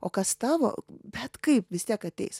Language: Lithuanian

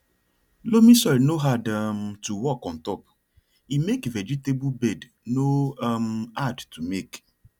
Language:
Nigerian Pidgin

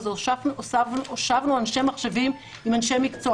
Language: Hebrew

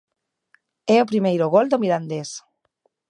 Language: Galician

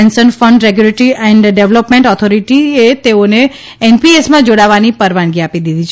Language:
Gujarati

